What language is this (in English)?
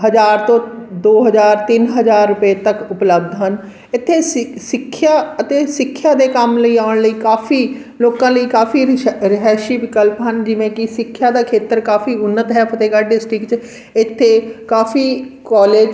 Punjabi